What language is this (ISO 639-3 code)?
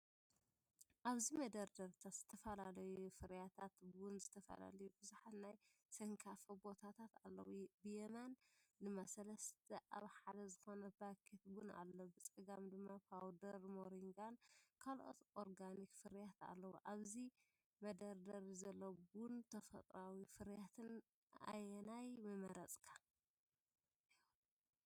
tir